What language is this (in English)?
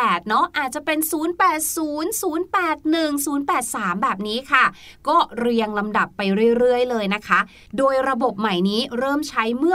Thai